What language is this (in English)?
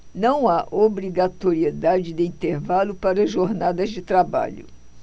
Portuguese